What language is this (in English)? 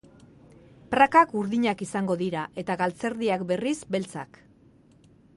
Basque